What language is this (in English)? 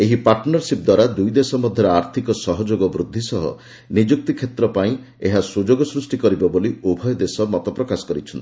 Odia